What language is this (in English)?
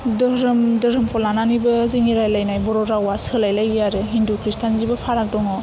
Bodo